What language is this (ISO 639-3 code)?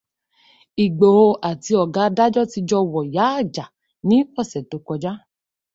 yor